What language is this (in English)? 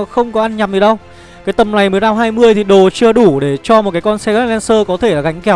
Vietnamese